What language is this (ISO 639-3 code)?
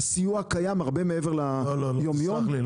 heb